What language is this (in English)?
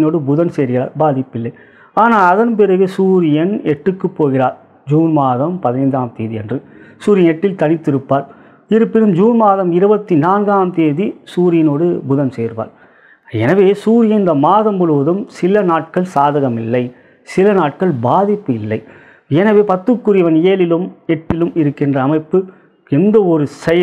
Romanian